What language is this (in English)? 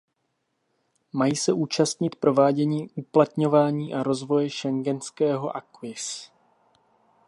Czech